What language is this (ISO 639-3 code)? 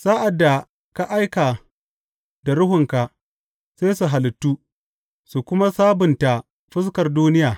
hau